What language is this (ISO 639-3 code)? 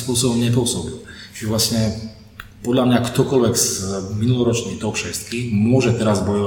ces